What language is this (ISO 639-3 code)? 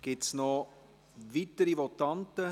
gsw